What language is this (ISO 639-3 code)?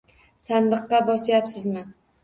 uzb